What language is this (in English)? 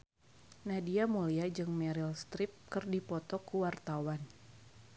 Sundanese